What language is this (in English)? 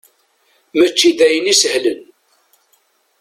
Kabyle